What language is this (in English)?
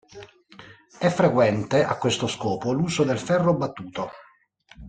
Italian